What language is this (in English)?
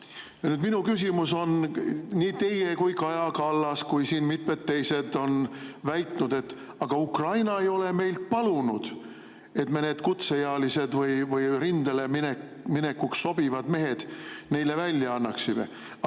Estonian